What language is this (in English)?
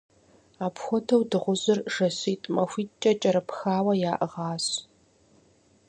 Kabardian